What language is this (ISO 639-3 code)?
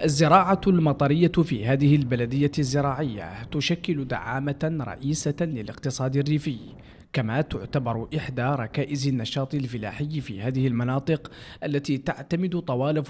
ara